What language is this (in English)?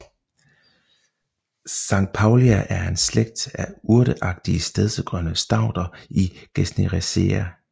Danish